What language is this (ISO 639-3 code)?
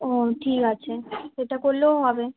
ben